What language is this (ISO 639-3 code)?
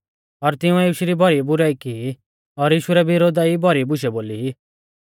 bfz